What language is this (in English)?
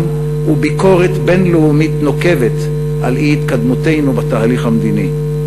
Hebrew